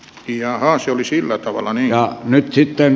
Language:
Finnish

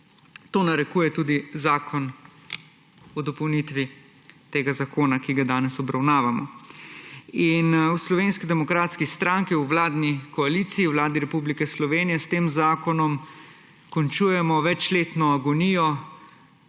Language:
Slovenian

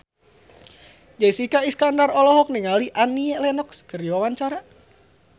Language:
Sundanese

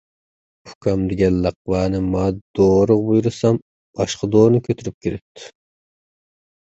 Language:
Uyghur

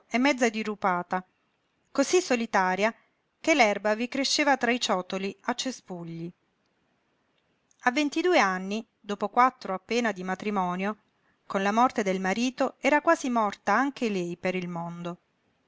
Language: Italian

